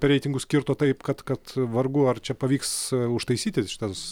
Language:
Lithuanian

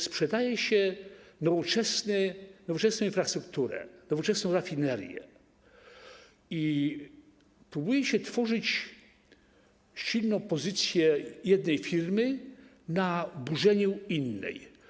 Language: Polish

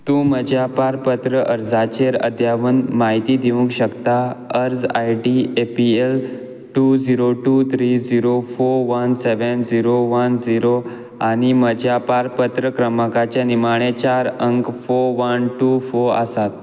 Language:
Konkani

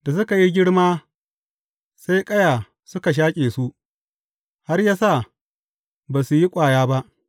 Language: Hausa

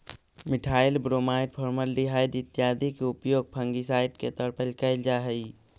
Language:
Magahi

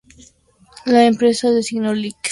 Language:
Spanish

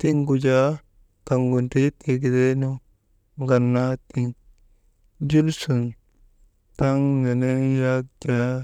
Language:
Maba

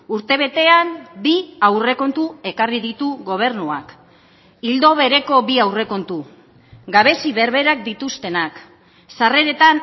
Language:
Basque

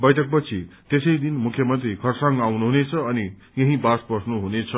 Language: Nepali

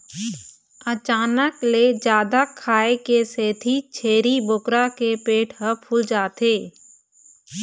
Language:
Chhattisgarhi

